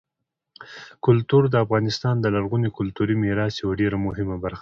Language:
Pashto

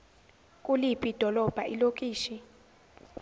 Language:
Zulu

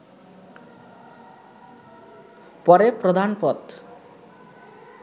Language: Bangla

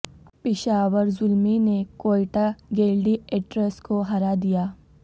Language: Urdu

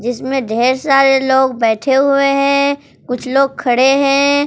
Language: Hindi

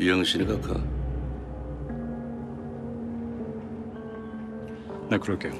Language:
Korean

